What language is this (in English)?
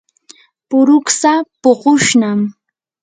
Yanahuanca Pasco Quechua